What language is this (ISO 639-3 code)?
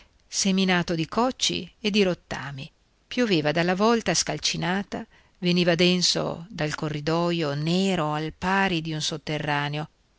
ita